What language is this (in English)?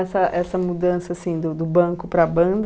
Portuguese